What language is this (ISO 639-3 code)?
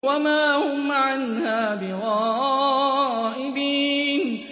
ara